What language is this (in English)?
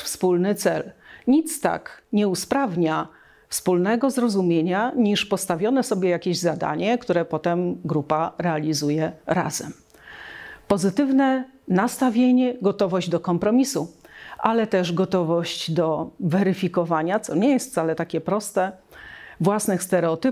Polish